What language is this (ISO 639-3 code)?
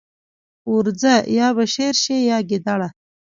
pus